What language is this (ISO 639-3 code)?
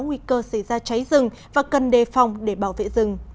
vie